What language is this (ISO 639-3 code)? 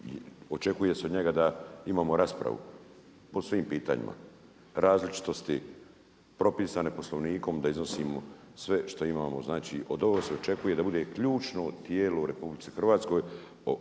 hrv